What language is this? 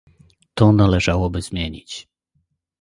Polish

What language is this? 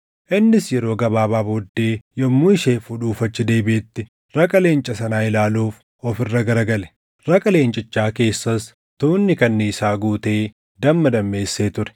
Oromo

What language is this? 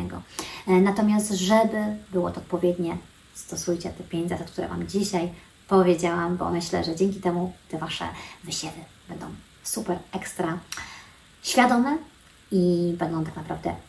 Polish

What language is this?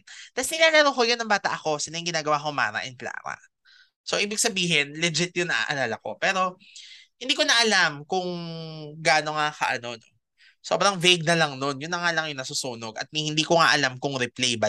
Filipino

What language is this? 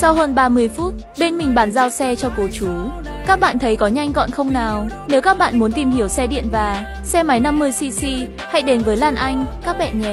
Vietnamese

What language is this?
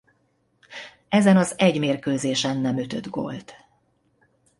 Hungarian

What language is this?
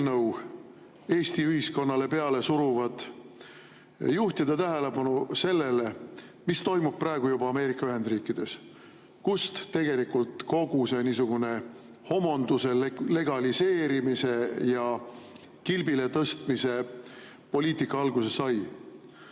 Estonian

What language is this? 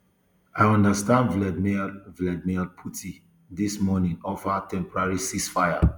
Nigerian Pidgin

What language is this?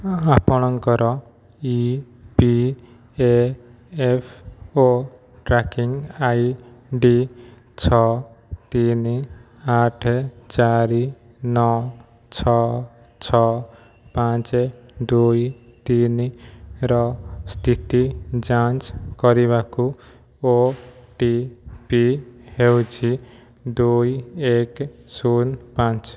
Odia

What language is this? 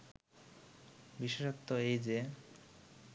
Bangla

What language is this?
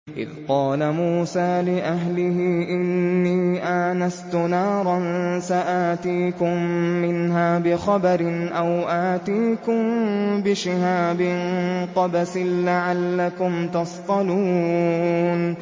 Arabic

